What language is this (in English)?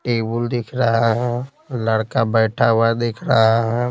Hindi